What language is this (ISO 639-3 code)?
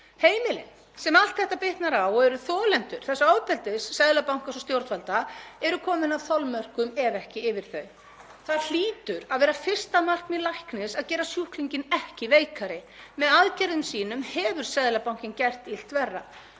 isl